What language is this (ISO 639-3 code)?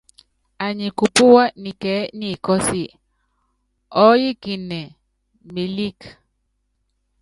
yav